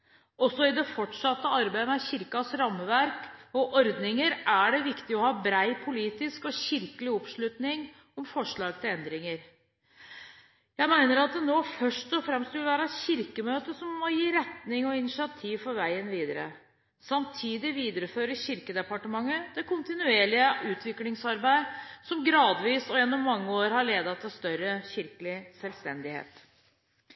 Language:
Norwegian Bokmål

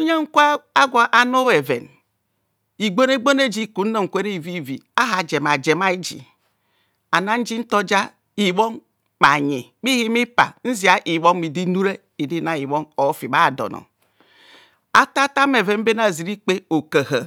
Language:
Kohumono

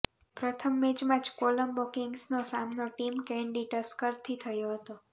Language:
Gujarati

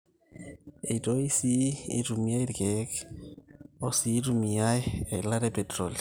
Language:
Masai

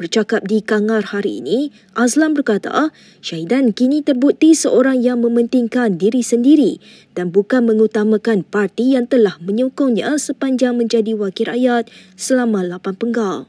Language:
Malay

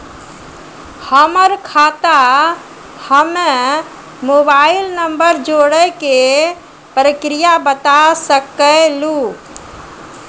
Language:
Maithili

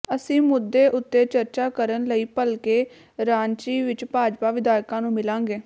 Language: Punjabi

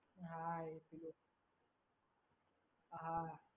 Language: Gujarati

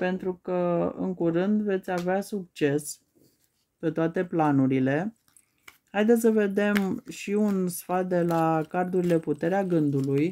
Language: Romanian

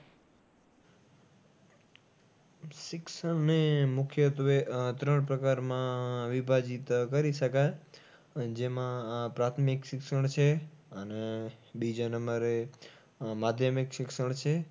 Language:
Gujarati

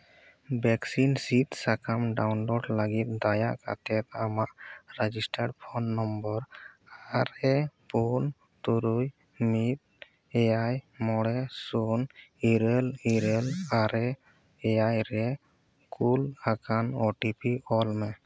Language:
Santali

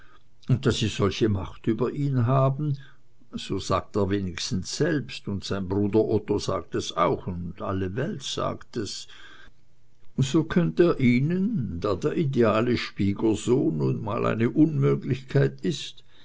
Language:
German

